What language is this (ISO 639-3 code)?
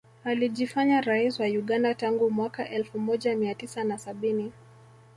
swa